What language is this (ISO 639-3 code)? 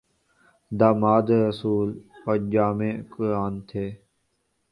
urd